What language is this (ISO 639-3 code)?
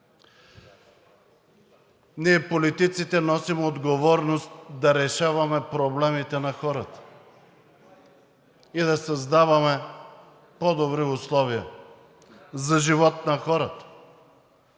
bul